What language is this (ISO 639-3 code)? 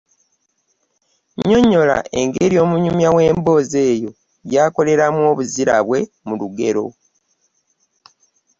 lug